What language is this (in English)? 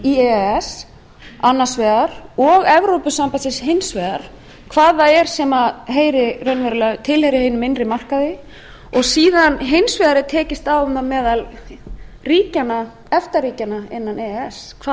Icelandic